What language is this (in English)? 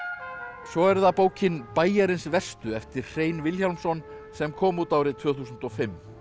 Icelandic